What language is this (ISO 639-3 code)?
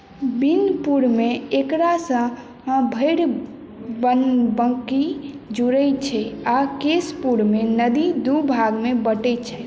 mai